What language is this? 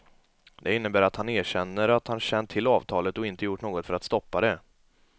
Swedish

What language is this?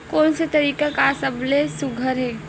Chhattisgarhi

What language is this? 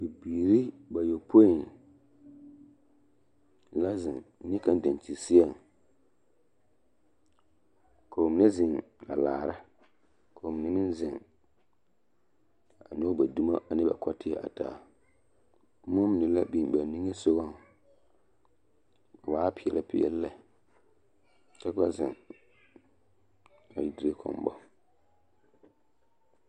Southern Dagaare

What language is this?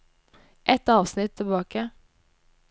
Norwegian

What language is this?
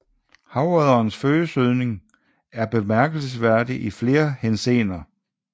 Danish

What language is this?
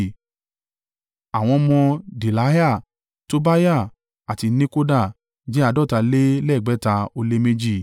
Yoruba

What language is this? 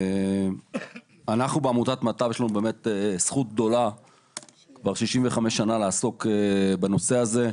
Hebrew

